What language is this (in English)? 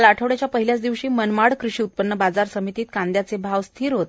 Marathi